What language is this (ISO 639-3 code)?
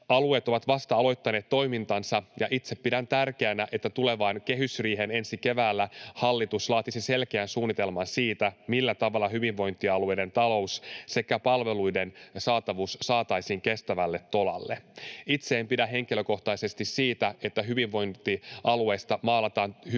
fin